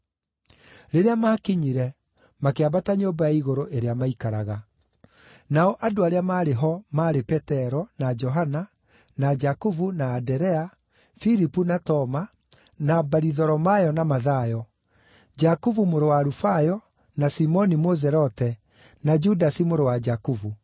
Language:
Kikuyu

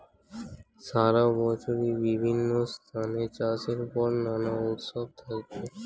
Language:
Bangla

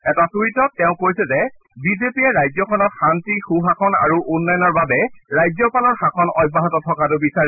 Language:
Assamese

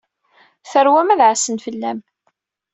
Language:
Kabyle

